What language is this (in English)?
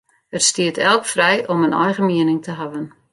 Western Frisian